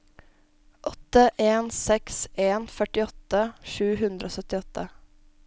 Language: Norwegian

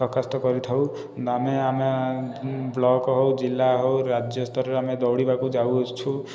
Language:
Odia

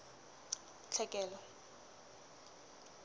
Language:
Southern Sotho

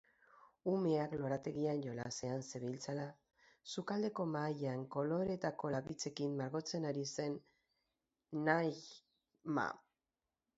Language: Basque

